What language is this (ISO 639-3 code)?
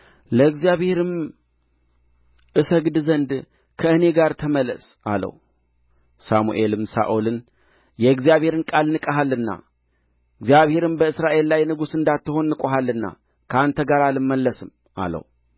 amh